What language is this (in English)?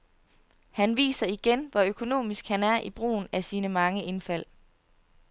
Danish